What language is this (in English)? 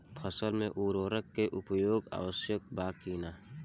Bhojpuri